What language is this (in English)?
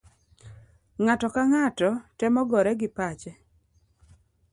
Luo (Kenya and Tanzania)